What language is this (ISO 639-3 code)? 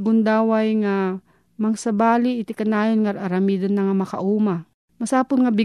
fil